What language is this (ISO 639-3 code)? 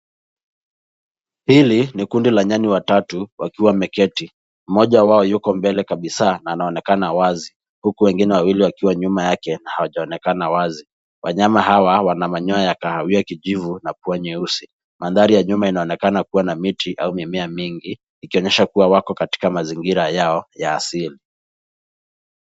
swa